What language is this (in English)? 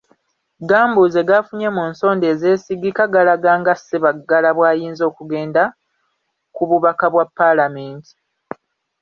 Ganda